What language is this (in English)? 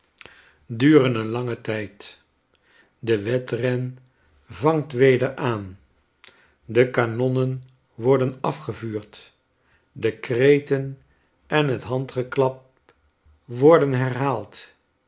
Dutch